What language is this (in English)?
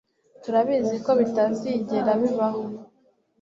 Kinyarwanda